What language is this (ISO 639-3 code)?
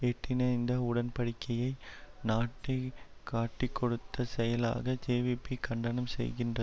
tam